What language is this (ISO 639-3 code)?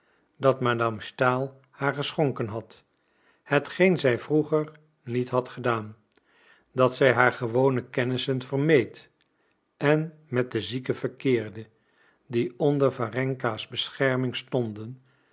nld